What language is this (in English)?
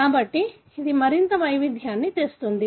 Telugu